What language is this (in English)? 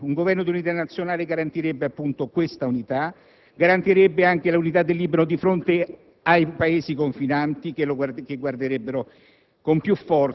Italian